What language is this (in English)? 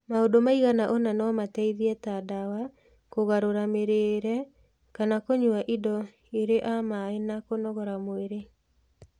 Kikuyu